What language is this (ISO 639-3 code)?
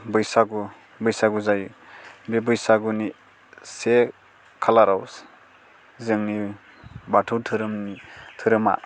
brx